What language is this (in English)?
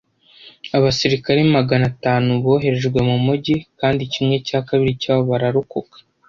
Kinyarwanda